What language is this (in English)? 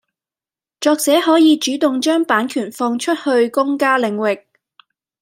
Cantonese